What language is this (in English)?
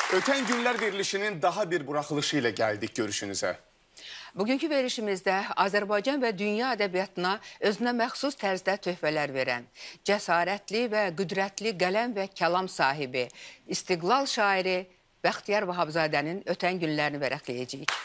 Turkish